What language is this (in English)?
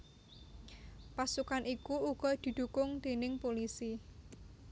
Javanese